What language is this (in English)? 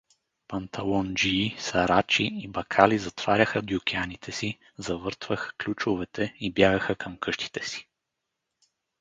Bulgarian